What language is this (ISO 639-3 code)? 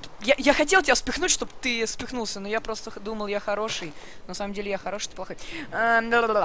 rus